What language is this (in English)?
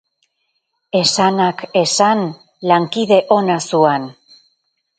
Basque